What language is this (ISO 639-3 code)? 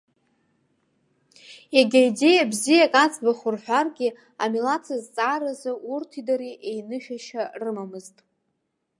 abk